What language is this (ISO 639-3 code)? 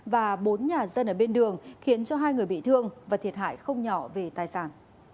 vie